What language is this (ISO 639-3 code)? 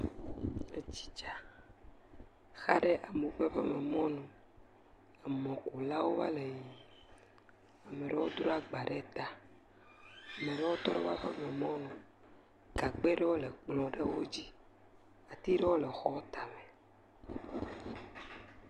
ewe